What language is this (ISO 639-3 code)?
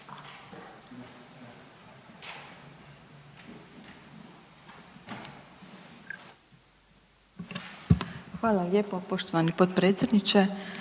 hrv